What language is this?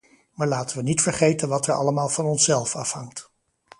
Dutch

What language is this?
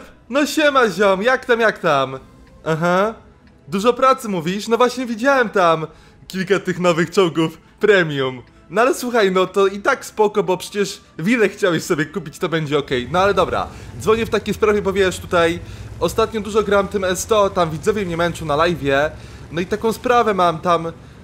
Polish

